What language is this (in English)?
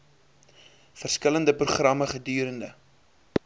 Afrikaans